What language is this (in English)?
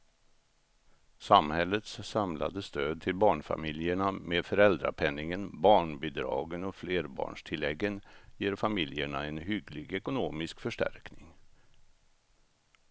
Swedish